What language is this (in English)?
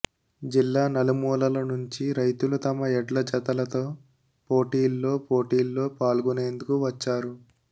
Telugu